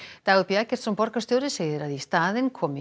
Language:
Icelandic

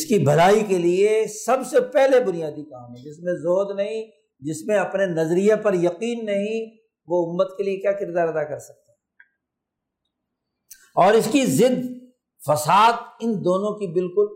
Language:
Urdu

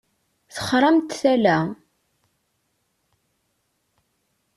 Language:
Kabyle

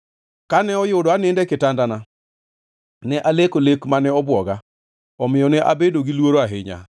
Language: Luo (Kenya and Tanzania)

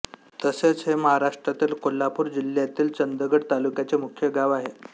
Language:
Marathi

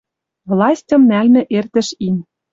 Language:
Western Mari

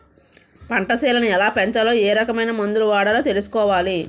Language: Telugu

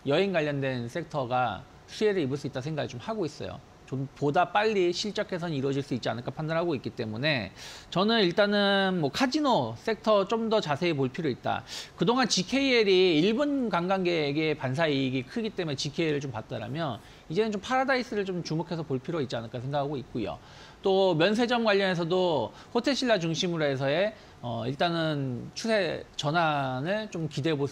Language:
Korean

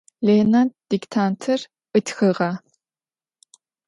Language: Adyghe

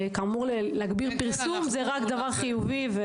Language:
Hebrew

